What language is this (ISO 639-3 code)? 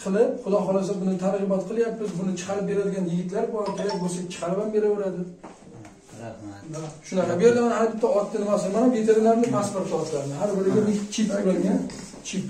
tur